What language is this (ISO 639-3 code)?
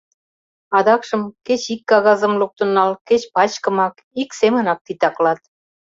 chm